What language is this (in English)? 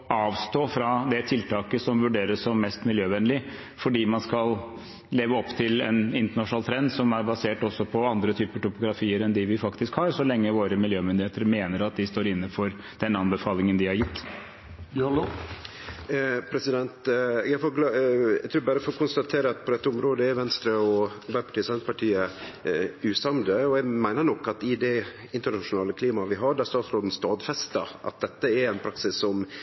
Norwegian